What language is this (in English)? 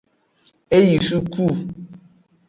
Aja (Benin)